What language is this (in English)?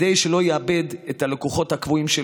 Hebrew